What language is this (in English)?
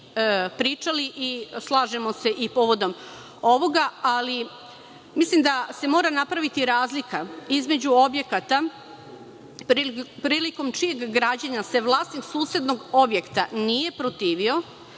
Serbian